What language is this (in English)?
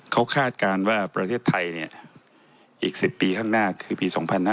Thai